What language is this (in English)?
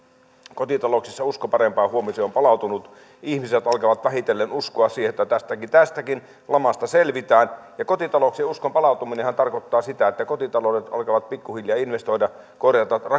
Finnish